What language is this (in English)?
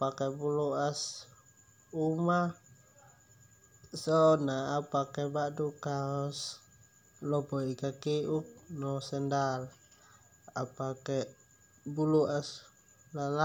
Termanu